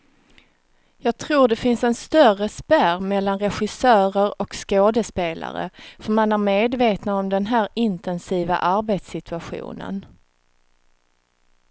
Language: Swedish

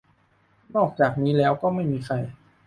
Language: Thai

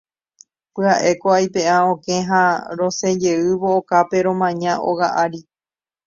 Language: Guarani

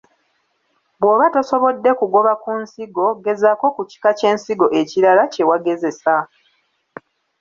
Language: Ganda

